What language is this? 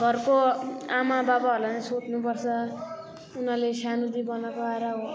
Nepali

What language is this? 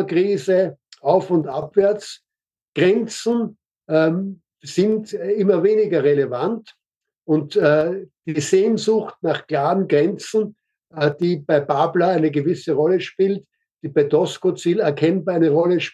German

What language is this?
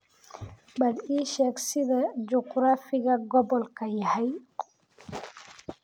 Somali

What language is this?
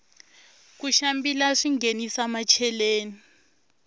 Tsonga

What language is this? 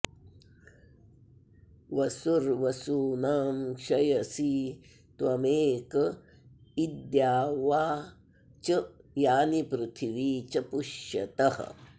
Sanskrit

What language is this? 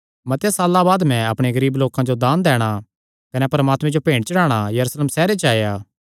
Kangri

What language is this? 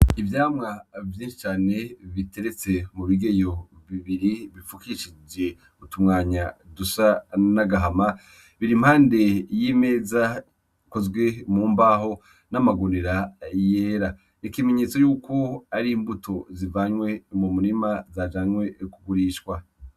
Rundi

